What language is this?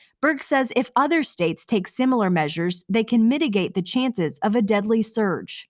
English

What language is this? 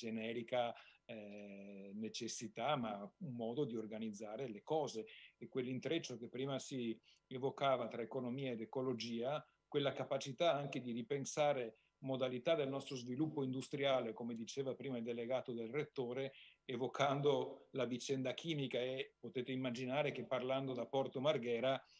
Italian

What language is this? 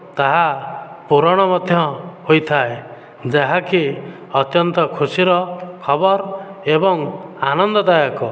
Odia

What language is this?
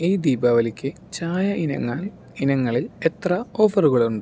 Malayalam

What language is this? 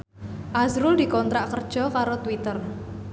Javanese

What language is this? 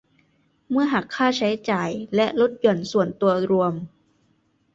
Thai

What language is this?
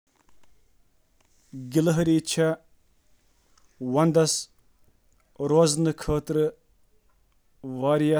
Kashmiri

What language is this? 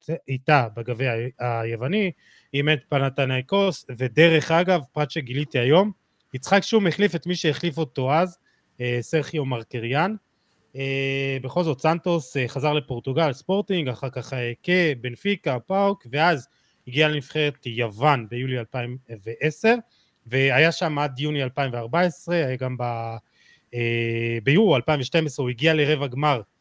Hebrew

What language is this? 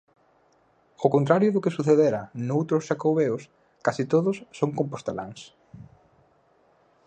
Galician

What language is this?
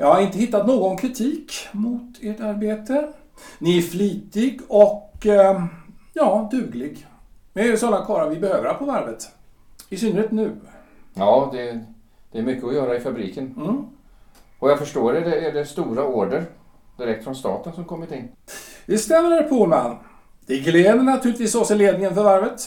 Swedish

